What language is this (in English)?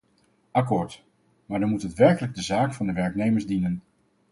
Dutch